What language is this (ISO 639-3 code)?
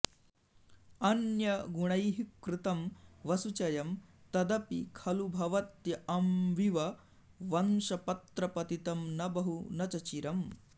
san